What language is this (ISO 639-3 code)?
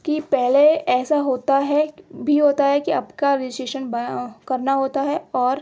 urd